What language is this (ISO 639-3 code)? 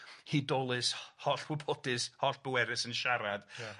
cym